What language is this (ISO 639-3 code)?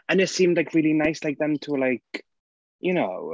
eng